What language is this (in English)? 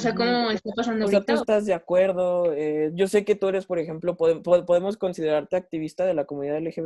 Spanish